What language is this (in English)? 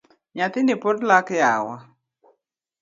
Luo (Kenya and Tanzania)